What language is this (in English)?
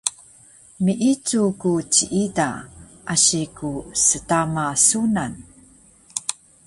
Taroko